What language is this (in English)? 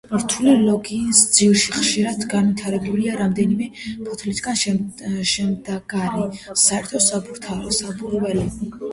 Georgian